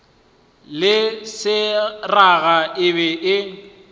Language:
Northern Sotho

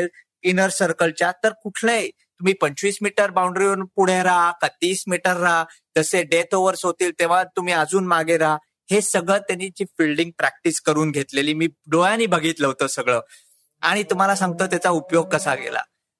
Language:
Marathi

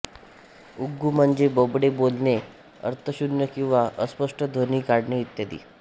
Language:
Marathi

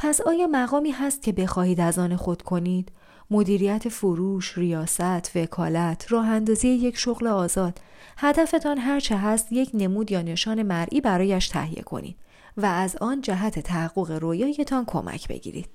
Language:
Persian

